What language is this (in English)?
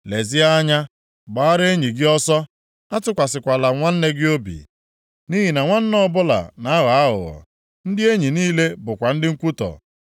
Igbo